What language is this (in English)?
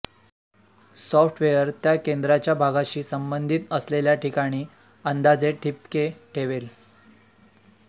Marathi